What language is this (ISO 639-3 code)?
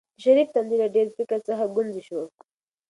pus